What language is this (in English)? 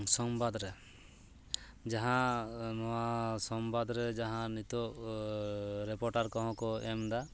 Santali